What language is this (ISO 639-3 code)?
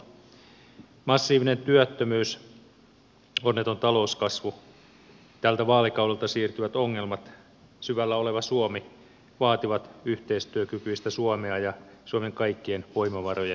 fin